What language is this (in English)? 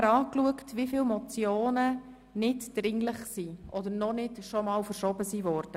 Swiss German